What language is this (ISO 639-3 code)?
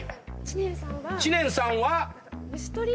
jpn